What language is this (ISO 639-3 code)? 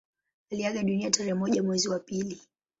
swa